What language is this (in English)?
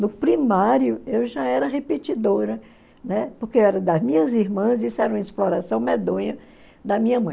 Portuguese